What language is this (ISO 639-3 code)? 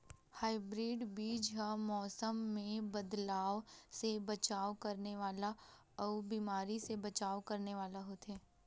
hne